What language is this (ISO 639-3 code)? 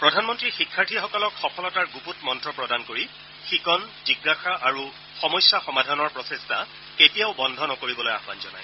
asm